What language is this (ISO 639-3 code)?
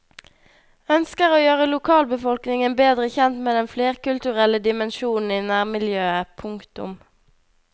nor